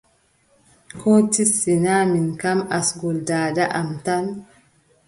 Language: Adamawa Fulfulde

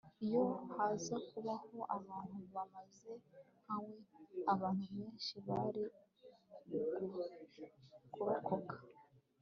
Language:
Kinyarwanda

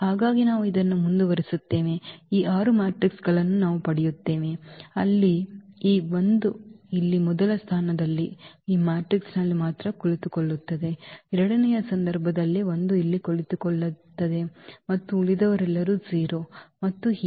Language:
Kannada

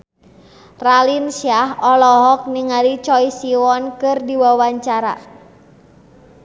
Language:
Sundanese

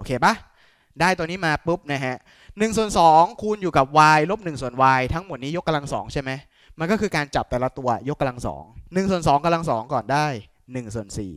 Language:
Thai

